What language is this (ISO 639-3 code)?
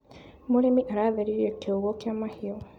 kik